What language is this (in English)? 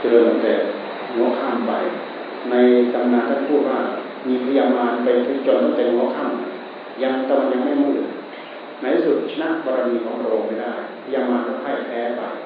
Thai